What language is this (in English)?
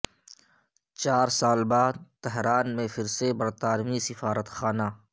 Urdu